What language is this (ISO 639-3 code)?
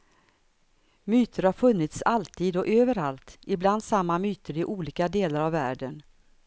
swe